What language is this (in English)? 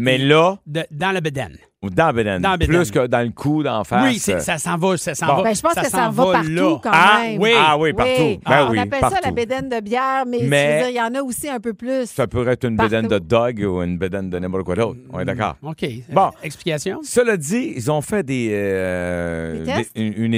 French